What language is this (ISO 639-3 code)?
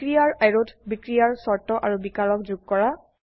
asm